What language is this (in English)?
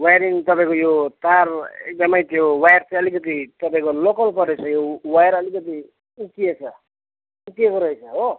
Nepali